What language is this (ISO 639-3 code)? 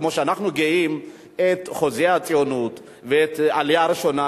heb